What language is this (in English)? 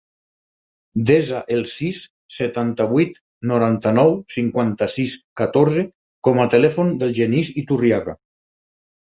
Catalan